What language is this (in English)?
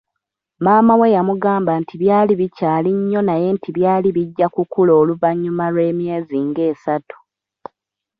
Ganda